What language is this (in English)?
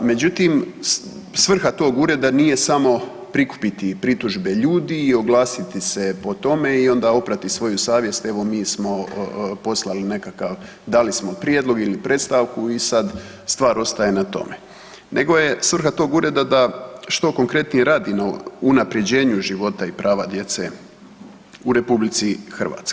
Croatian